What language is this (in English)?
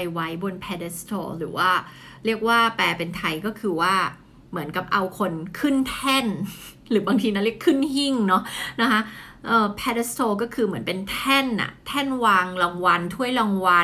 Thai